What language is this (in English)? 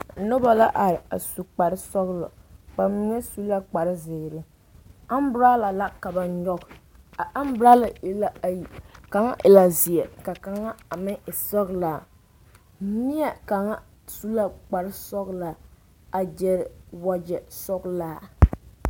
Southern Dagaare